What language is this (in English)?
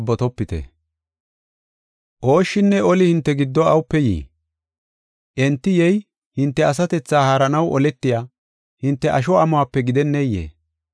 Gofa